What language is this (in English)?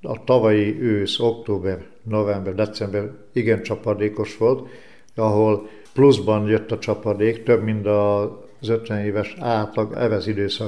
Hungarian